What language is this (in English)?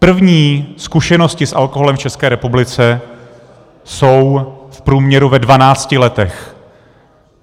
Czech